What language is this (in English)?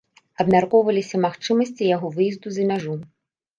Belarusian